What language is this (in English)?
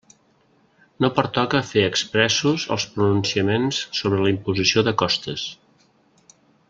Catalan